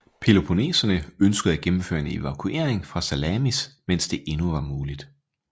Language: Danish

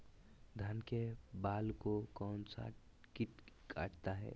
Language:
Magahi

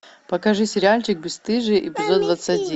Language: Russian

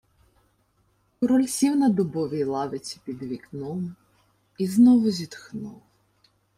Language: Ukrainian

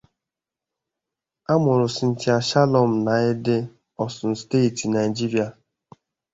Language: Igbo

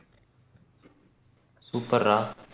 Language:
Tamil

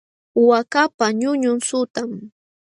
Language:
Jauja Wanca Quechua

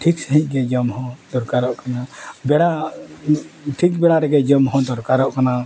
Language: Santali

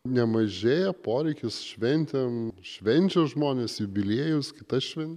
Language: Lithuanian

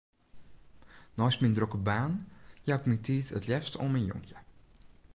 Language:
Western Frisian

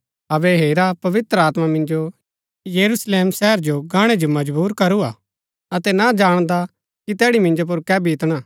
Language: Gaddi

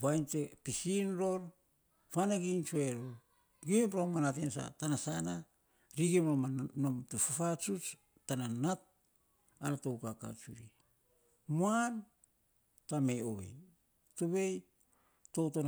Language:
Saposa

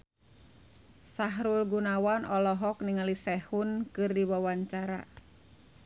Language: Sundanese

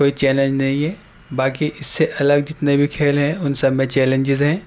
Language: Urdu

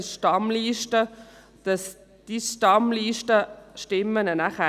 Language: Swiss German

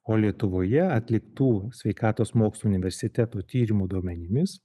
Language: Lithuanian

